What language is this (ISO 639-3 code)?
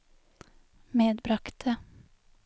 nor